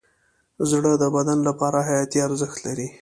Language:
Pashto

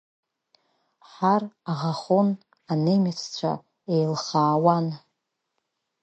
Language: Abkhazian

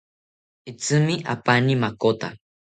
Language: South Ucayali Ashéninka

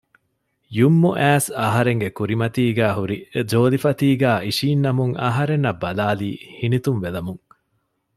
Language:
Divehi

